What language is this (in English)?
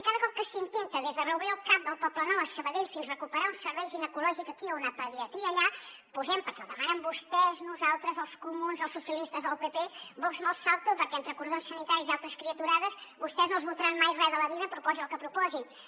Catalan